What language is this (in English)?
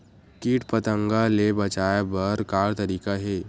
Chhattisgarhi